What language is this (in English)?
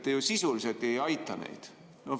Estonian